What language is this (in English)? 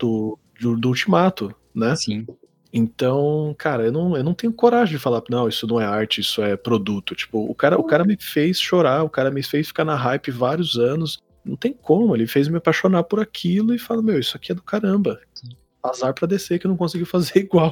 Portuguese